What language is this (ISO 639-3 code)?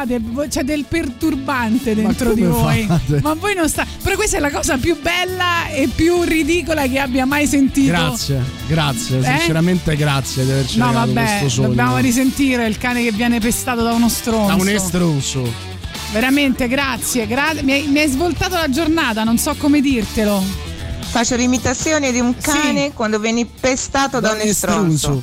ita